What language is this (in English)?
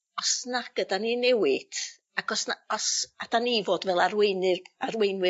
Welsh